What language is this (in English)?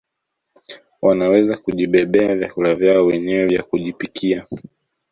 Swahili